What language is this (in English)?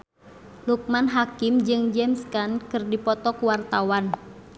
Sundanese